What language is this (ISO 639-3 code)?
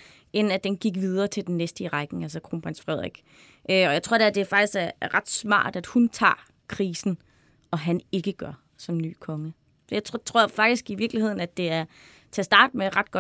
dan